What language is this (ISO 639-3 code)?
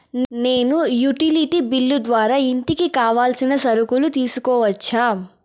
tel